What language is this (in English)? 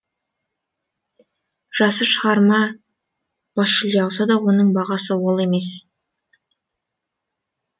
Kazakh